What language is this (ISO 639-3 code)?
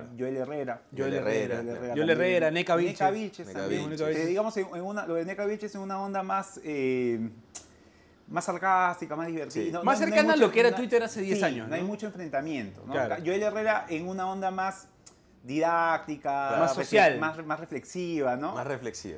spa